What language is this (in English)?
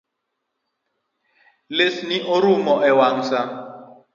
Luo (Kenya and Tanzania)